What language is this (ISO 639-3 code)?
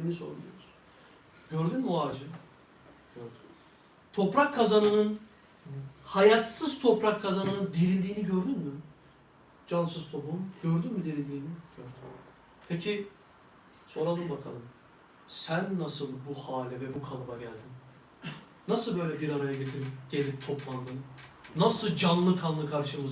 tur